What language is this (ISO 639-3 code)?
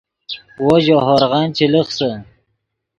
ydg